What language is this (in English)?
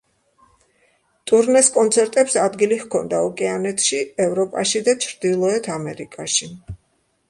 Georgian